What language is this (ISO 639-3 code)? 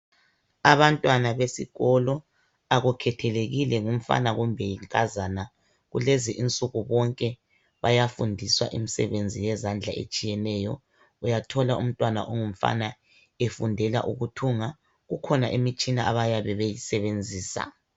nde